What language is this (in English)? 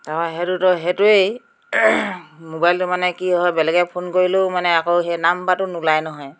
Assamese